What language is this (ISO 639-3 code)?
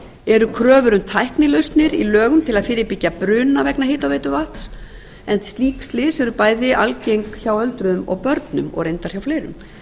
isl